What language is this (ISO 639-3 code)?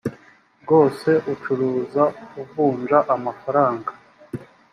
kin